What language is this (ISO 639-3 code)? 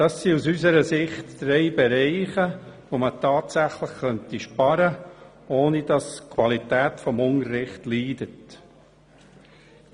gsw